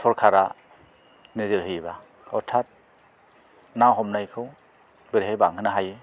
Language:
Bodo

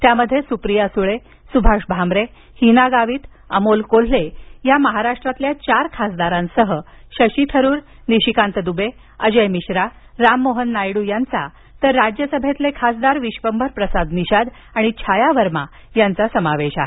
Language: Marathi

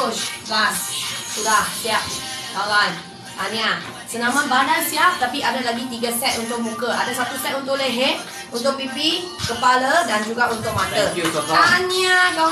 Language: Malay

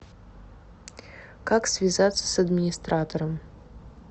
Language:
Russian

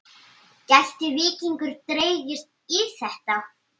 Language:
Icelandic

